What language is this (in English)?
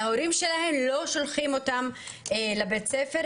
Hebrew